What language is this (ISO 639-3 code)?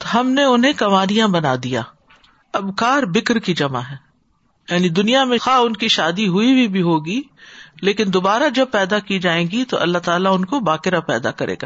urd